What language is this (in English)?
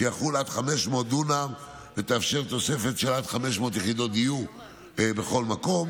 Hebrew